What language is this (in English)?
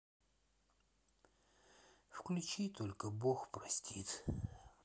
Russian